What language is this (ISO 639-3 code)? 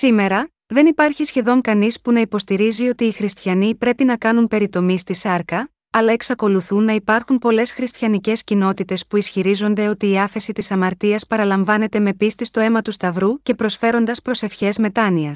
ell